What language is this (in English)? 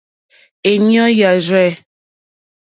Mokpwe